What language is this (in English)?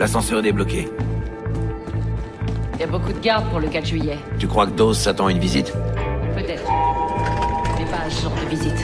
French